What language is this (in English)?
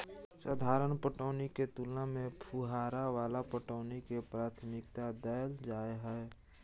Maithili